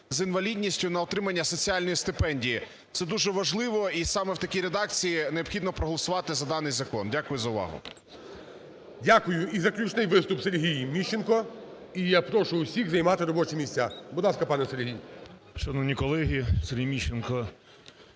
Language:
Ukrainian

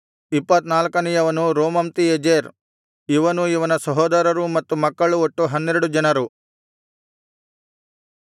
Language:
Kannada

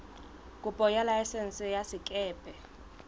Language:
Southern Sotho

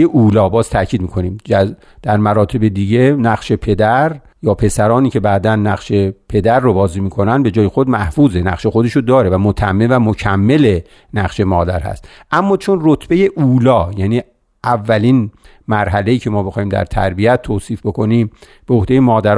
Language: Persian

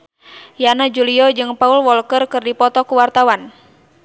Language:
Sundanese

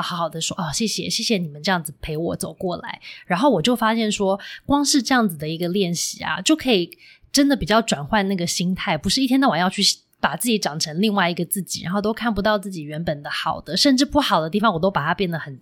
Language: Chinese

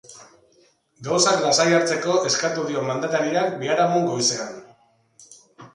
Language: Basque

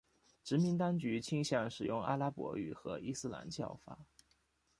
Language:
Chinese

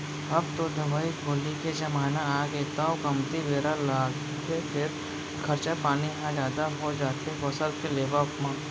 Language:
Chhattisgarhi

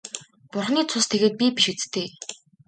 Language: Mongolian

